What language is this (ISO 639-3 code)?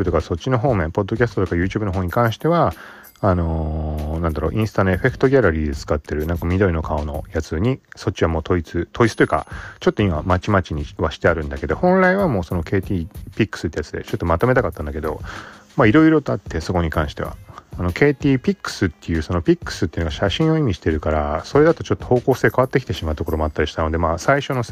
jpn